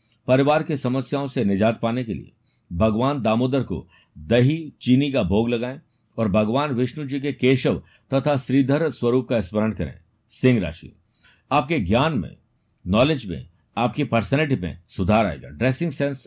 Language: Hindi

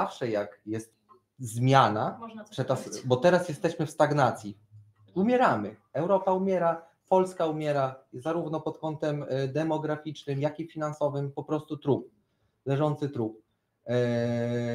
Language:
Polish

